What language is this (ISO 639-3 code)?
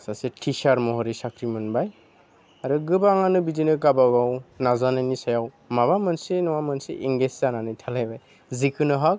brx